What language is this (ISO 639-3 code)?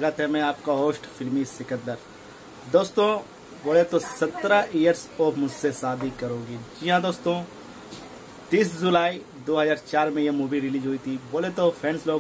hin